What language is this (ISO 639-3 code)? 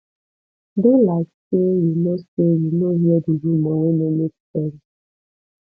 pcm